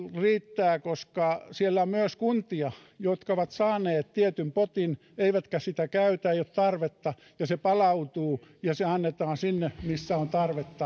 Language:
Finnish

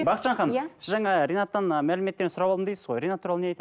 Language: Kazakh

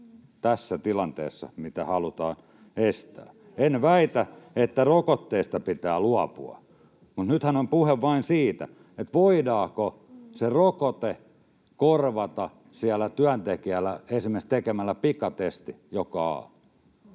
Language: Finnish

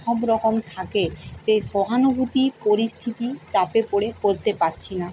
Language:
Bangla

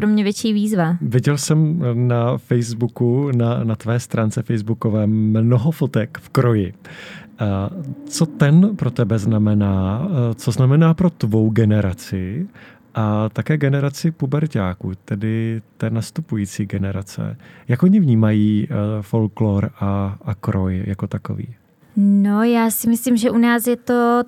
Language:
Czech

